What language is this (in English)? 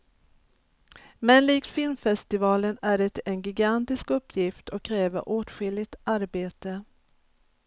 Swedish